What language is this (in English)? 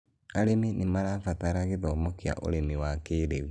Kikuyu